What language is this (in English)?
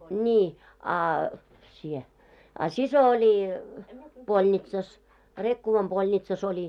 Finnish